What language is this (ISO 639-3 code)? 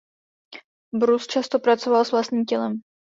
ces